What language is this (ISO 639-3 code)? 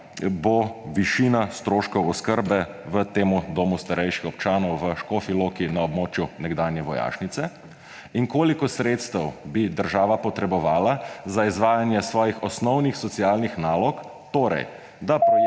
slv